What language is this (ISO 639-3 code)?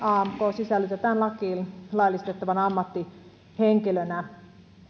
fin